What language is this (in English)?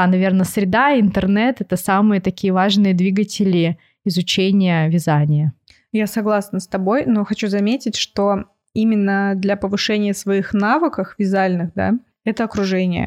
Russian